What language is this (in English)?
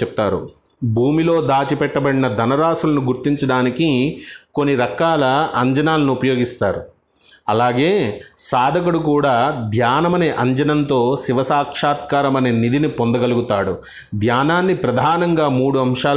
Telugu